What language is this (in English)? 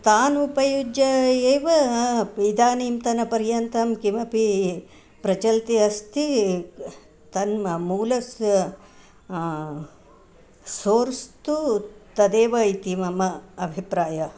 Sanskrit